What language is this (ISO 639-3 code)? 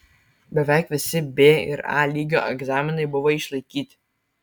lit